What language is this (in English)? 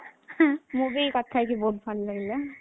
Odia